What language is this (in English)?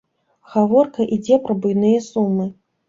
Belarusian